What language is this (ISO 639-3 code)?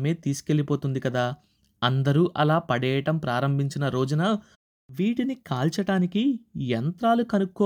tel